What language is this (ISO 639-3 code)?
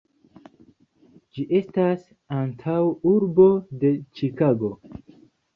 epo